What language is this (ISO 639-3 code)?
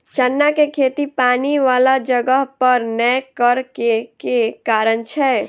mai